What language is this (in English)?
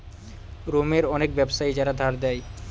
Bangla